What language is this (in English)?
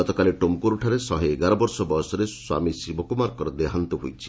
Odia